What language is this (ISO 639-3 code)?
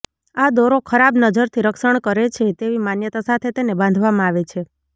guj